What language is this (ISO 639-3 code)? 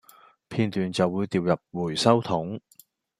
yue